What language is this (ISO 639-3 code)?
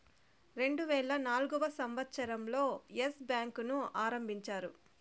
tel